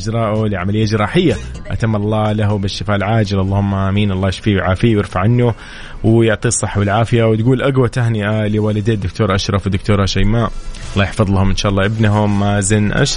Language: Arabic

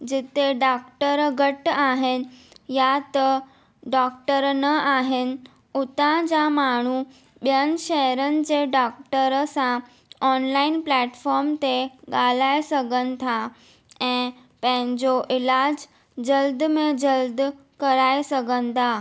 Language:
Sindhi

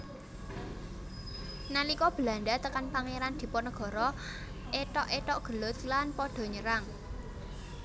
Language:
Javanese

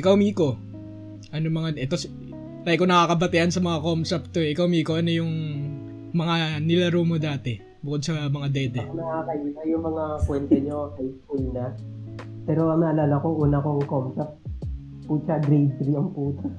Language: Filipino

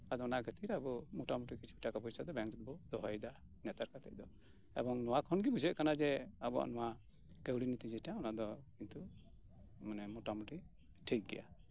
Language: Santali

